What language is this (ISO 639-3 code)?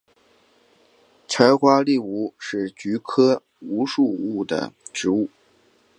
zho